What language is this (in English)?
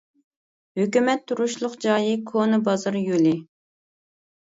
Uyghur